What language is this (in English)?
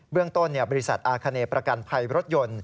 Thai